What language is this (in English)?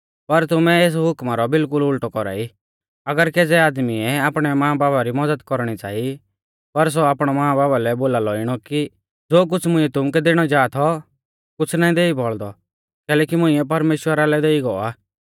Mahasu Pahari